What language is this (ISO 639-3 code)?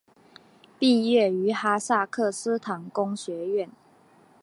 zho